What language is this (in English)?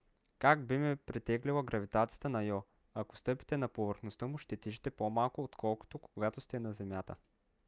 Bulgarian